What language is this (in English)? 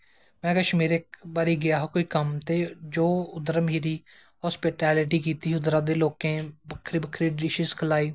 Dogri